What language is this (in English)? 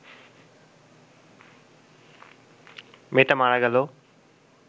Bangla